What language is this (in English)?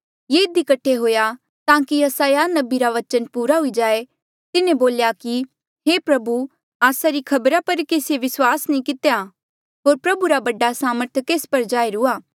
Mandeali